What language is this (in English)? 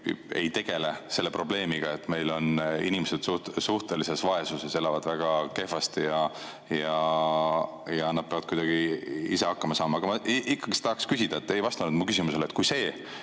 Estonian